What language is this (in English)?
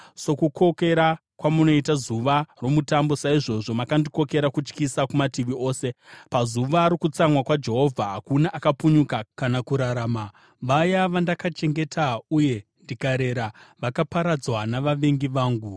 Shona